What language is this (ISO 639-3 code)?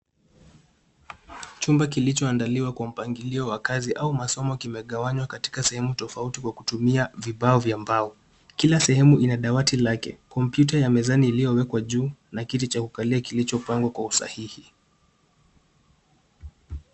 swa